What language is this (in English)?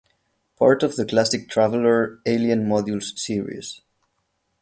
English